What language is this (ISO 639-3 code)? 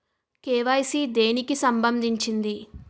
tel